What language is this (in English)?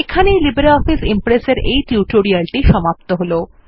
Bangla